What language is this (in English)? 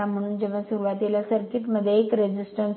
Marathi